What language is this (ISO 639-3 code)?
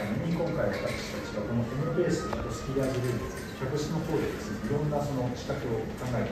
jpn